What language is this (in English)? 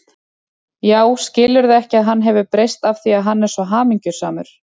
Icelandic